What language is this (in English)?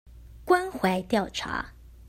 Chinese